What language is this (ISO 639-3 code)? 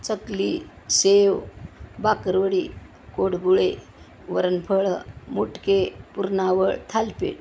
mar